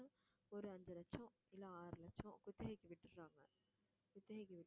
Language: Tamil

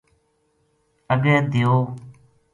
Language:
Gujari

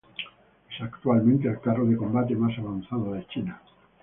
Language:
Spanish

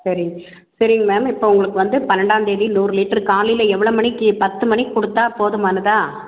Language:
Tamil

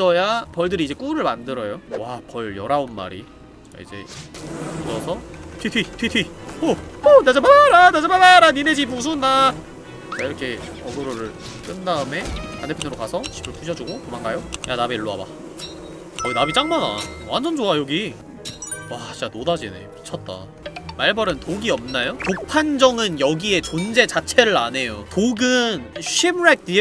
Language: Korean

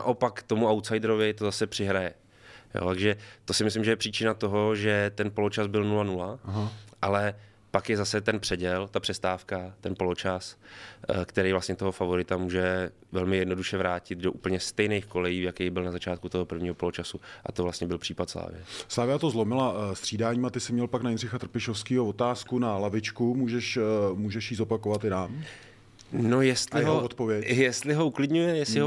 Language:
Czech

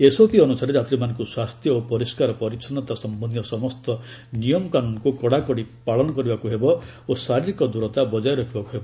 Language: Odia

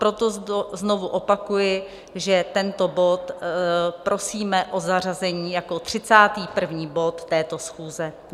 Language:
Czech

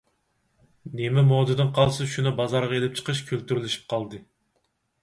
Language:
Uyghur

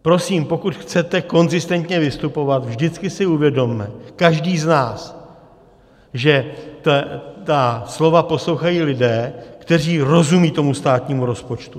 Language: Czech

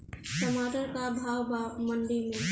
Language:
Bhojpuri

